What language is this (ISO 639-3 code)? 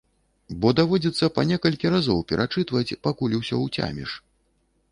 bel